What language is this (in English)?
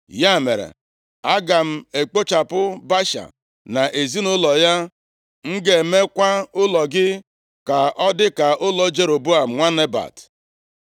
Igbo